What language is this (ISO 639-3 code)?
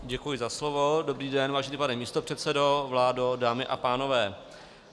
ces